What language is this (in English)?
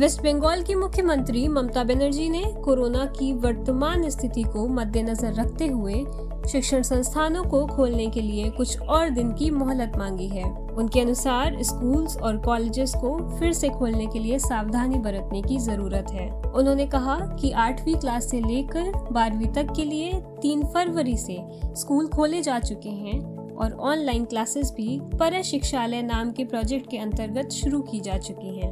Hindi